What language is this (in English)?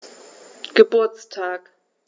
German